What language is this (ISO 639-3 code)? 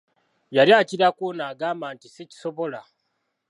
lug